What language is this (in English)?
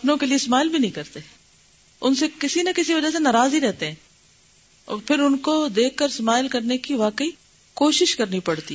Urdu